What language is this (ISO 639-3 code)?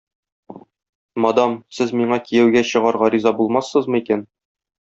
tat